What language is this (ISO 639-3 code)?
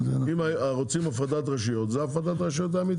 heb